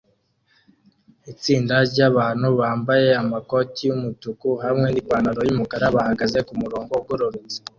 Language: Kinyarwanda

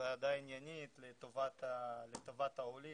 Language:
Hebrew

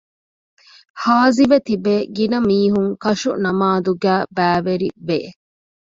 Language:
Divehi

